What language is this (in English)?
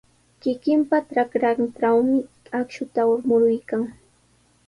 Sihuas Ancash Quechua